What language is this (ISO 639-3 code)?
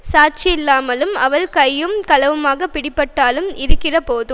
tam